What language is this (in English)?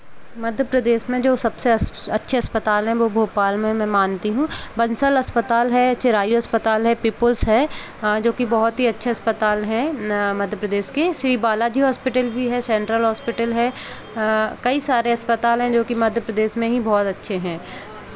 Hindi